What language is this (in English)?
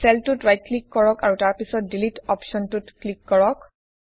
Assamese